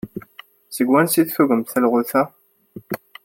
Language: Kabyle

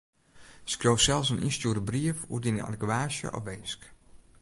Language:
Western Frisian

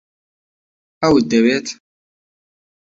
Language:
Central Kurdish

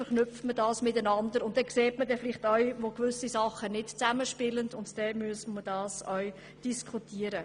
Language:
Swiss German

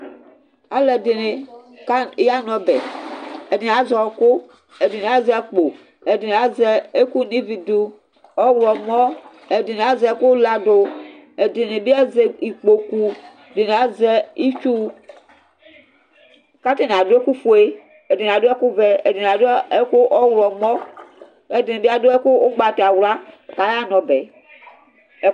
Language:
Ikposo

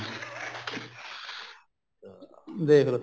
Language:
Punjabi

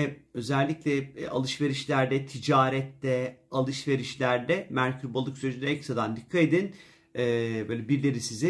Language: Turkish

